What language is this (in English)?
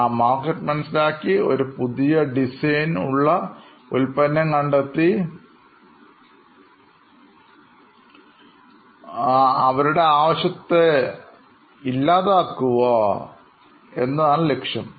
Malayalam